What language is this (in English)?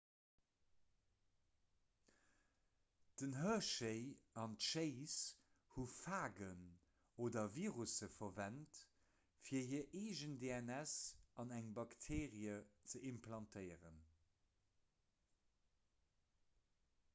Luxembourgish